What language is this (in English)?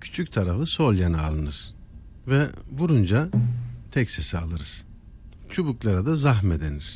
Turkish